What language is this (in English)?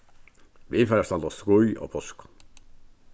Faroese